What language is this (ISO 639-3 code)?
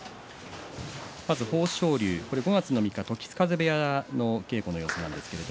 jpn